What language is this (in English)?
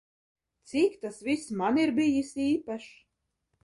Latvian